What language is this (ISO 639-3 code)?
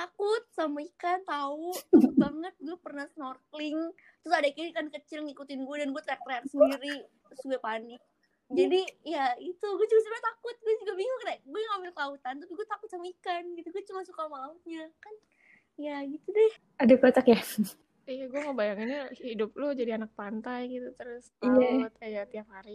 ind